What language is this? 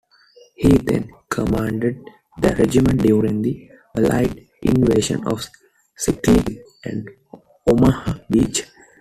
English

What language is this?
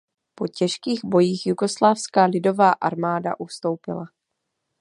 Czech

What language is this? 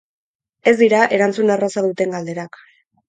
Basque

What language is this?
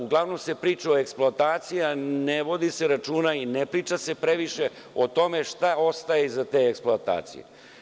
Serbian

